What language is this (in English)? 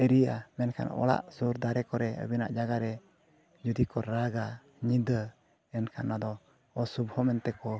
Santali